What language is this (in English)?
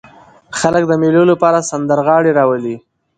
Pashto